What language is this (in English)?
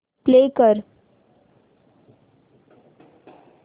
Marathi